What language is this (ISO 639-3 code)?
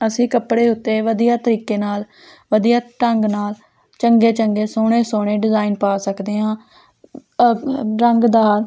pan